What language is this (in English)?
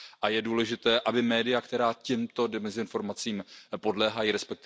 Czech